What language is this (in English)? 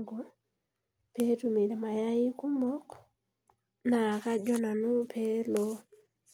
Masai